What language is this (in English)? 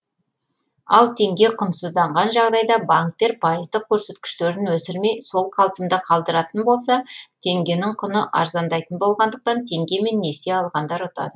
Kazakh